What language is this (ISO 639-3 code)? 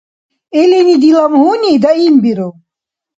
dar